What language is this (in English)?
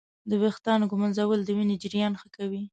Pashto